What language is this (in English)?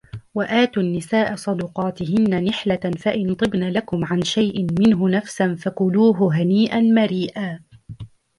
Arabic